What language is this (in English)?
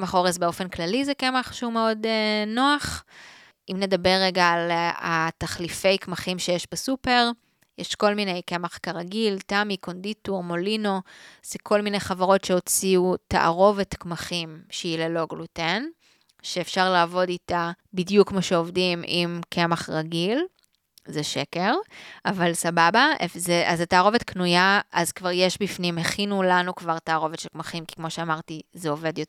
Hebrew